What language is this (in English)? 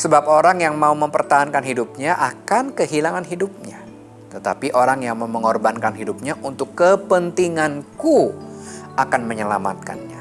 Indonesian